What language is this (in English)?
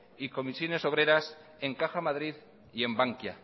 Spanish